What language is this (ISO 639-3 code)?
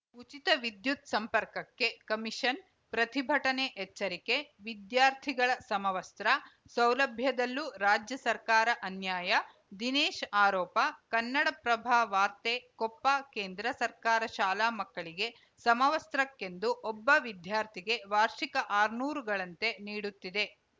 kan